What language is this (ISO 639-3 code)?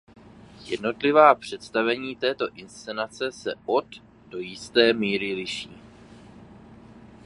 ces